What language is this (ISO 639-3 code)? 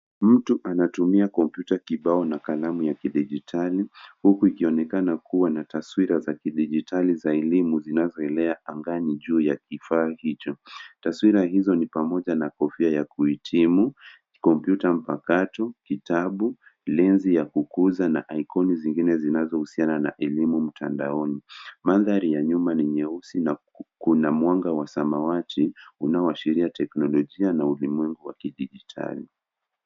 swa